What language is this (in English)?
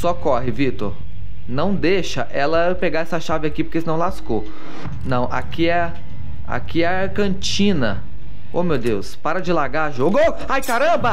Portuguese